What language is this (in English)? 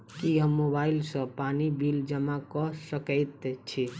Maithili